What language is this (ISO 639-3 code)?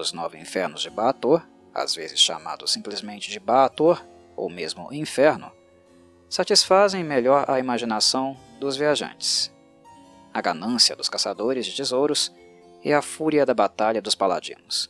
por